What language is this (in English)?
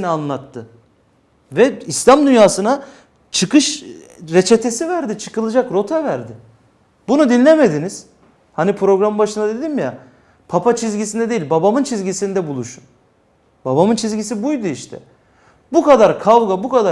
Turkish